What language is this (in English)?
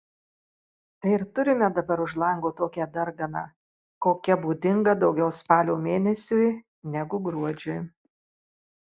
Lithuanian